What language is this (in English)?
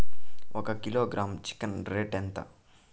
Telugu